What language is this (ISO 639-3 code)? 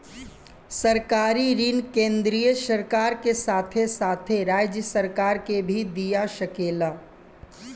bho